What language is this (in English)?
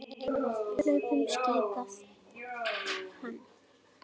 Icelandic